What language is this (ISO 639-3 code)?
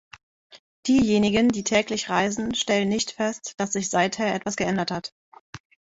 deu